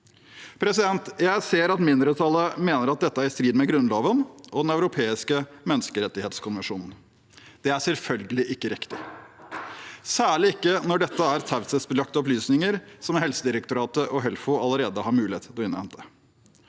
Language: Norwegian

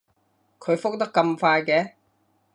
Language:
Cantonese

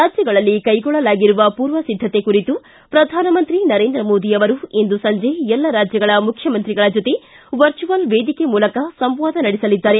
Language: Kannada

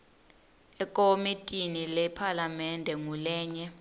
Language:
Swati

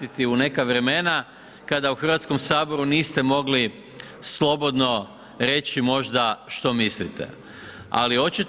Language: Croatian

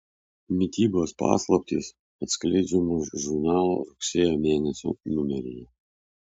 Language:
Lithuanian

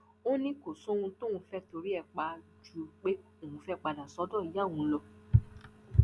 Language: Yoruba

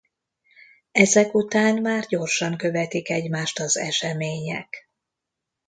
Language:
Hungarian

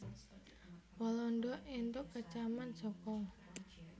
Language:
Javanese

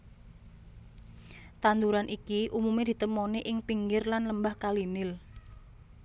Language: Javanese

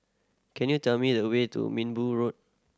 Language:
English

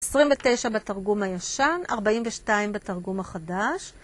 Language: Hebrew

